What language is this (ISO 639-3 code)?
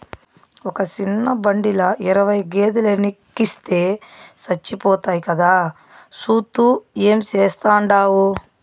tel